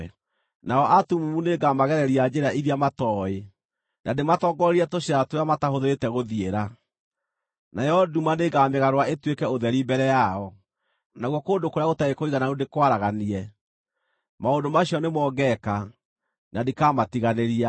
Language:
Kikuyu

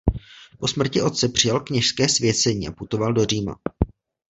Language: Czech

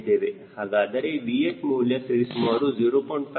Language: Kannada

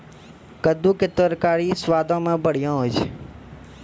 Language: Maithili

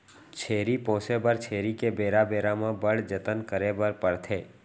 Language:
Chhattisgarhi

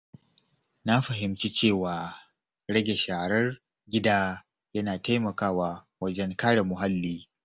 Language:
Hausa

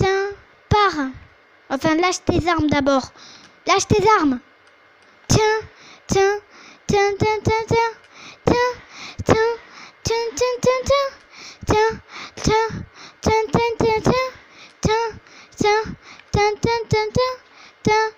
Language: French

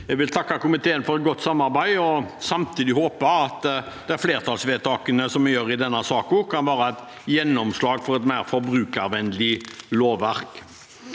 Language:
Norwegian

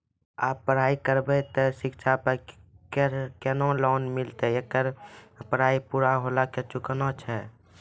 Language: Maithili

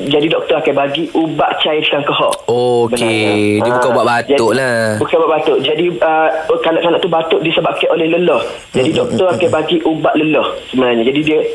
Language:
Malay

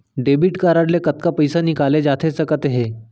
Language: Chhattisgarhi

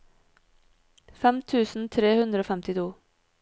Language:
Norwegian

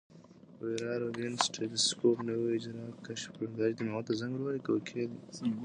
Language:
Pashto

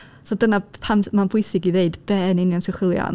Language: Welsh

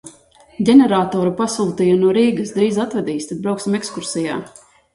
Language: Latvian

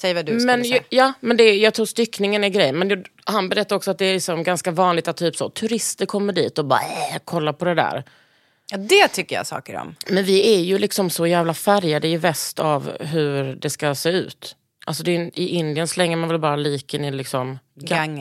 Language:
Swedish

